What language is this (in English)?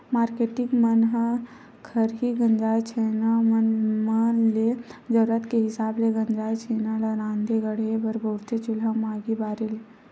Chhattisgarhi